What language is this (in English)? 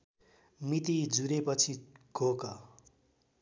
Nepali